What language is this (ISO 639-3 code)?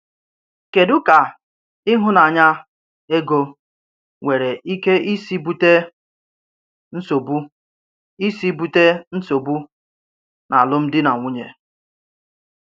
ibo